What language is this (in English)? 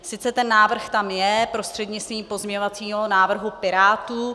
Czech